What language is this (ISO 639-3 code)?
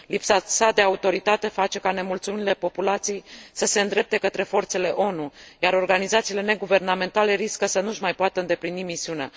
ron